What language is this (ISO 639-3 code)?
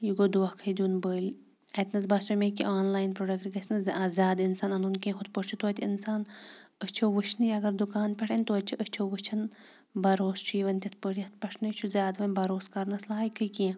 kas